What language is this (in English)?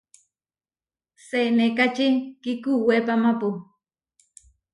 Huarijio